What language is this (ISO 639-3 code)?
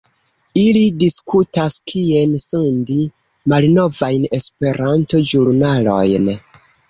epo